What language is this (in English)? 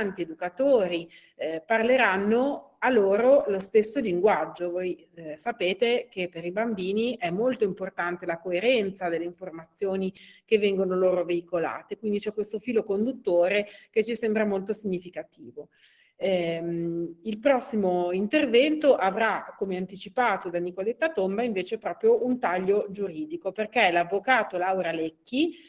Italian